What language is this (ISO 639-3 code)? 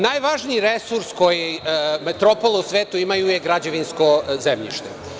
srp